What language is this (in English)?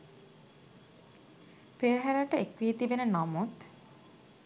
Sinhala